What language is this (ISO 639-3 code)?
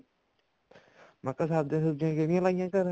pan